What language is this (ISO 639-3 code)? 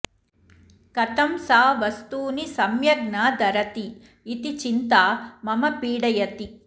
san